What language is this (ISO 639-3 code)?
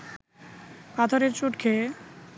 ben